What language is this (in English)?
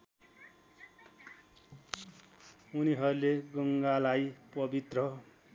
Nepali